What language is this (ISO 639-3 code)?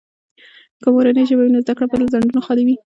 pus